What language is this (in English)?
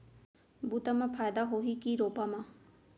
Chhattisgarhi